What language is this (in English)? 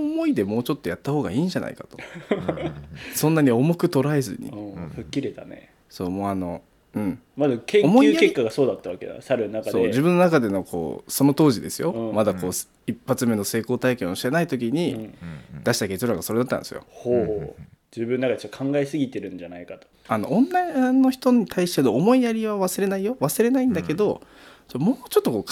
Japanese